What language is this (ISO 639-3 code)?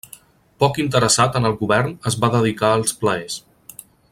cat